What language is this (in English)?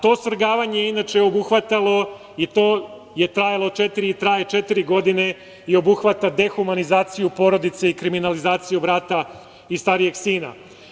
Serbian